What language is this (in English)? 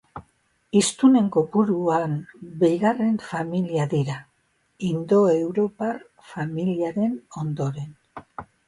Basque